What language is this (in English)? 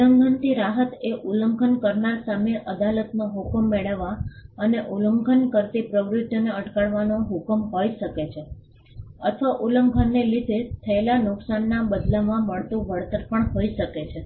Gujarati